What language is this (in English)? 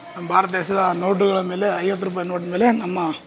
Kannada